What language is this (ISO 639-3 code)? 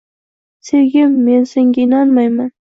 uzb